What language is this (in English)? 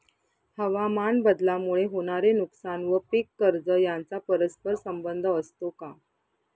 Marathi